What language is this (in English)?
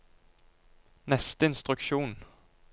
Norwegian